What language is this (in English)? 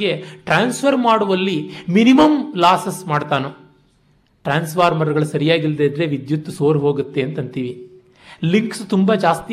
Kannada